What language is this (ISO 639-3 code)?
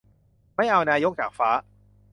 tha